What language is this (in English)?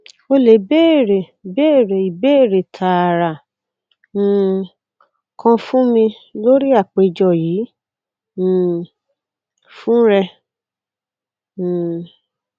Yoruba